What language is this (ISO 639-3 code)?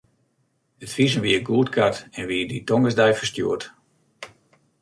fry